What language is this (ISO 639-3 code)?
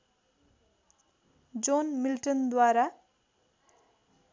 nep